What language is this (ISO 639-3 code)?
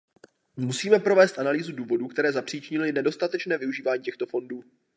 ces